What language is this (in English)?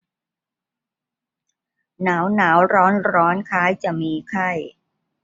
Thai